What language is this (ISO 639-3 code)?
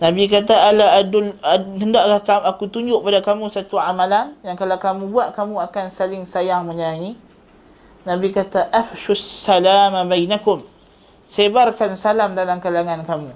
msa